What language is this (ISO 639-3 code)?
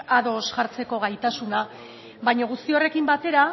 eus